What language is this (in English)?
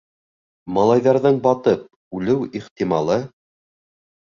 Bashkir